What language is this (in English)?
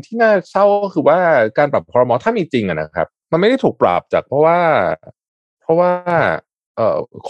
Thai